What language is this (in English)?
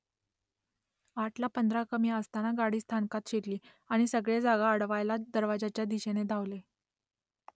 Marathi